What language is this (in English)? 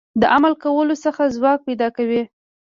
Pashto